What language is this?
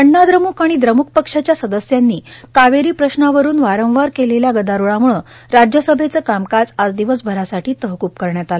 Marathi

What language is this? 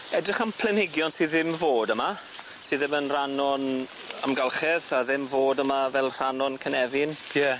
Welsh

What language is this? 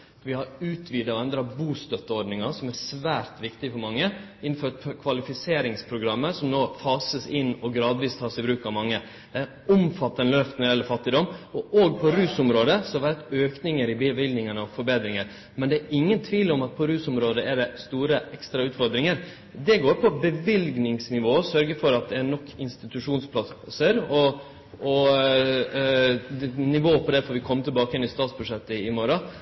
Norwegian Nynorsk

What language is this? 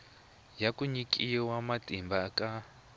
Tsonga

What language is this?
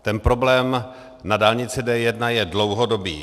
Czech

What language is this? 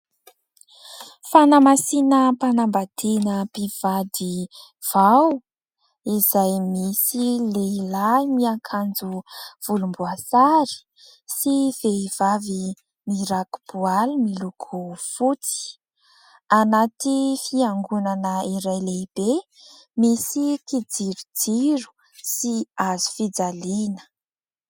Malagasy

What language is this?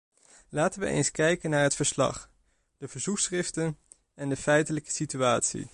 Dutch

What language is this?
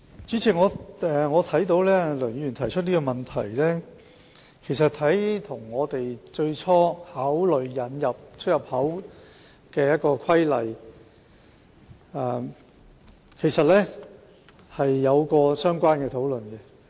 Cantonese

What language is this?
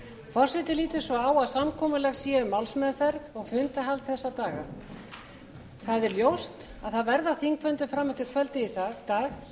Icelandic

